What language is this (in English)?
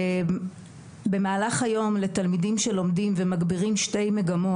Hebrew